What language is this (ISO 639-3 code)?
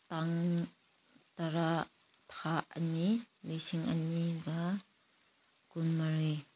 mni